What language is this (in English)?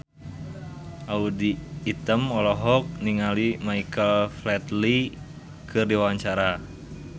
Sundanese